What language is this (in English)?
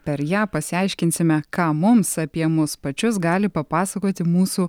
Lithuanian